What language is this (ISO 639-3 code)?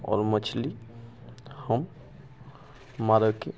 mai